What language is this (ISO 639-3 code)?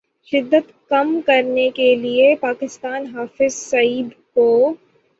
urd